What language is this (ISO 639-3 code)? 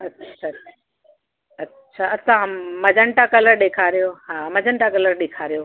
snd